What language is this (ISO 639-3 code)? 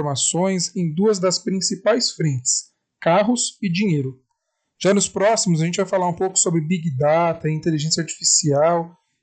por